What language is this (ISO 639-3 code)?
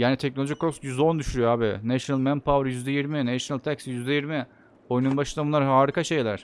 tur